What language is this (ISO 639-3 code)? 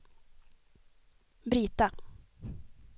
swe